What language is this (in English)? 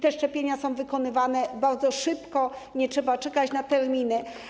Polish